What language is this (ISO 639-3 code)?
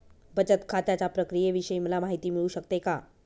mar